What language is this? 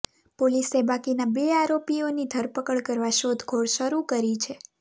Gujarati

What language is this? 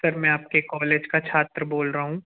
Hindi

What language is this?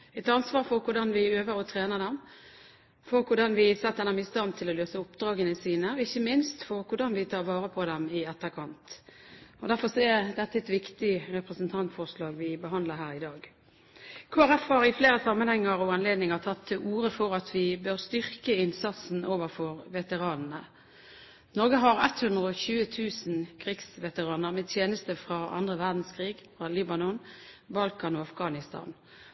Norwegian Bokmål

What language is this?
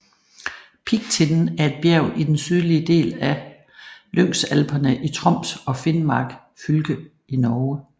Danish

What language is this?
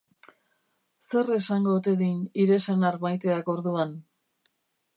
Basque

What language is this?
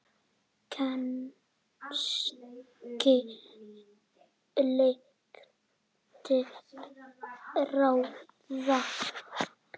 Icelandic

